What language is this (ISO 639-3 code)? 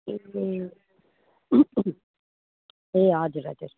nep